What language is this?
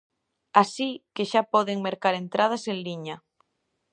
Galician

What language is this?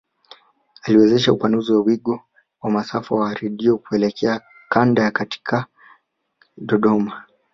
Swahili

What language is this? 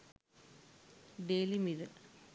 Sinhala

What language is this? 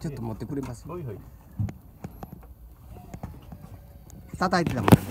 Japanese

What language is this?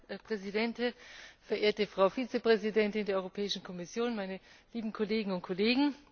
German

